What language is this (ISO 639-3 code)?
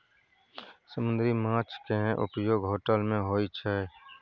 mai